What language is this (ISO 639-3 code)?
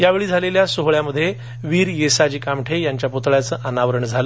mar